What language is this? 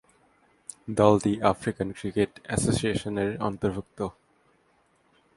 Bangla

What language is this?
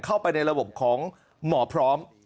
Thai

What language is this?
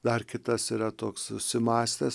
Lithuanian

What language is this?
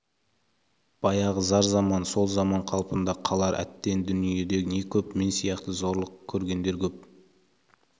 Kazakh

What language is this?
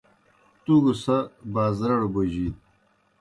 Kohistani Shina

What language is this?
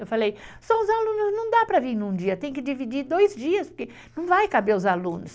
Portuguese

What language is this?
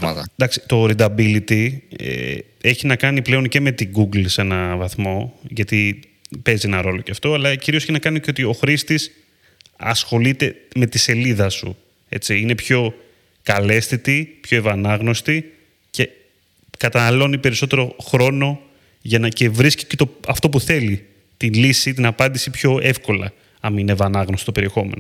Greek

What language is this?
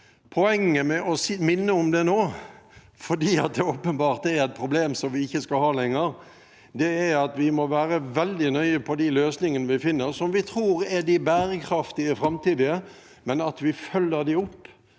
Norwegian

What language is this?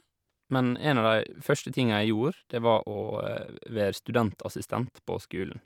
Norwegian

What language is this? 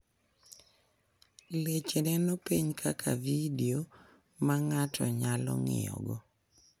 Luo (Kenya and Tanzania)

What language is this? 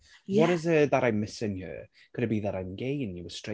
Welsh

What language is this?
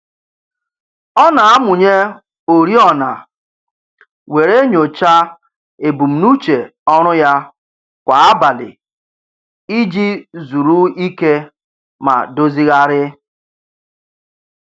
Igbo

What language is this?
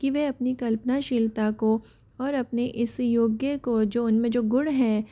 Hindi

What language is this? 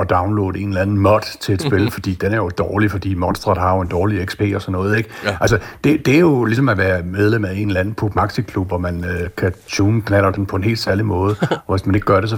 Danish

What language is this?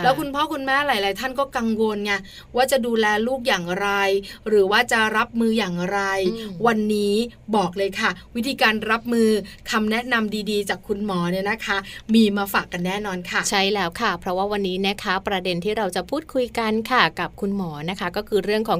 Thai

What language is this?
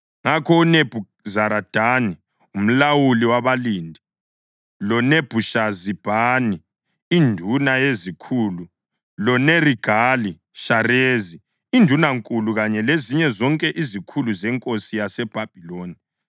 North Ndebele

